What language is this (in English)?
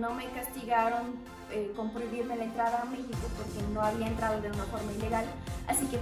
Spanish